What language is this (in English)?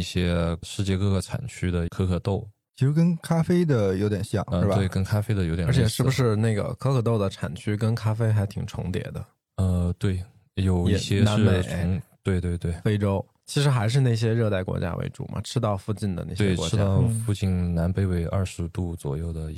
Chinese